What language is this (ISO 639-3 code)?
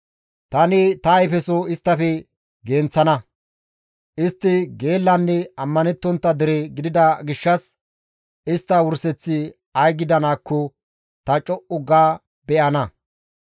gmv